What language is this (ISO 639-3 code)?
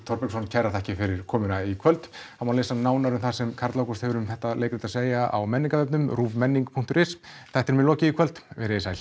isl